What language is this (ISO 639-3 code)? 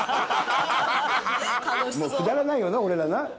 jpn